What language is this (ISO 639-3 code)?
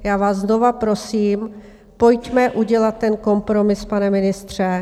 ces